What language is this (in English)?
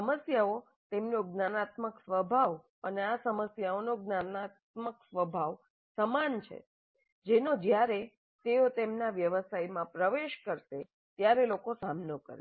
Gujarati